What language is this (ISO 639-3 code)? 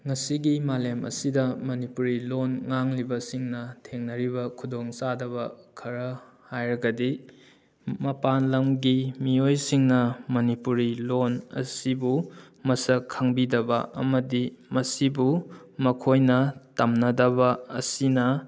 mni